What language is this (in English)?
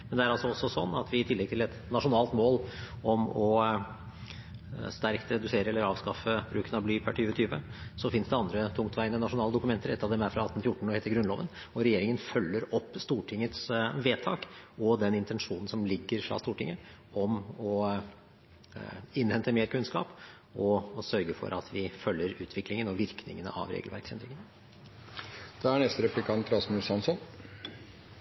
Norwegian Bokmål